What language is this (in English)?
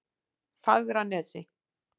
Icelandic